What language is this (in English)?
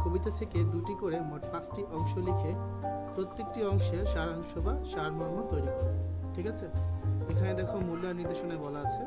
Turkish